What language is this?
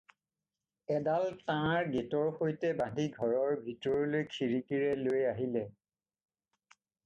Assamese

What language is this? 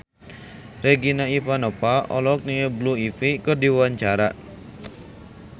Sundanese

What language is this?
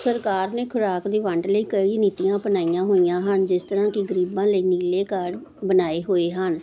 Punjabi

